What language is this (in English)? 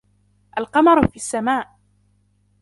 Arabic